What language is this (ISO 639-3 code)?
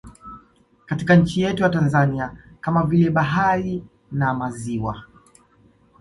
swa